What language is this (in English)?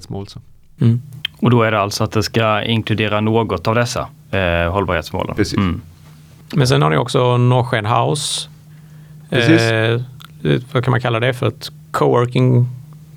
Swedish